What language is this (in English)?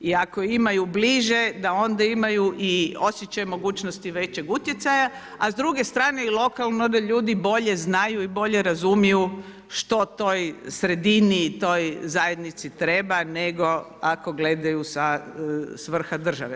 Croatian